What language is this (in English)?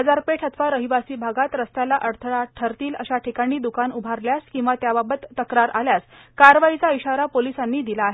Marathi